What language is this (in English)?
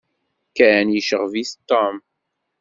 Kabyle